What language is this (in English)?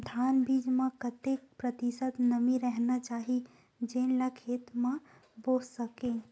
Chhattisgarhi